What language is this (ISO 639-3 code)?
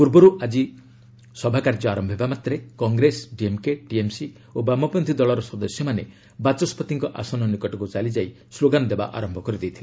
ori